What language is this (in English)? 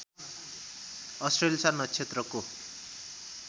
Nepali